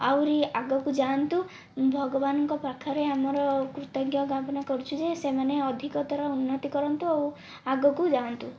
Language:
Odia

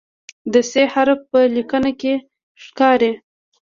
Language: Pashto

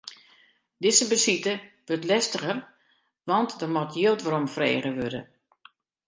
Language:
Western Frisian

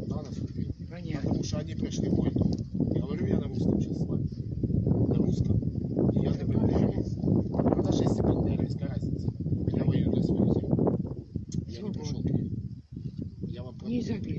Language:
Russian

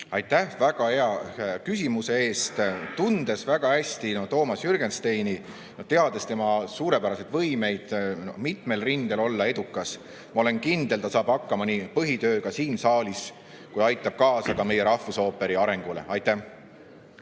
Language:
Estonian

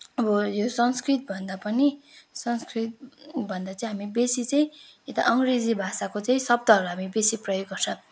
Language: Nepali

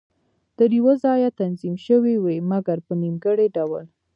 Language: Pashto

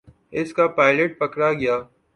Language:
Urdu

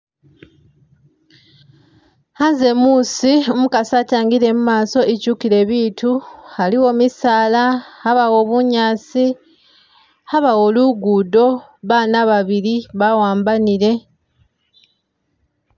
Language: Masaaba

